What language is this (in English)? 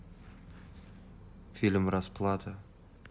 Russian